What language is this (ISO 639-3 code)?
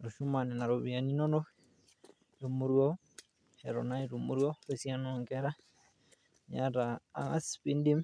mas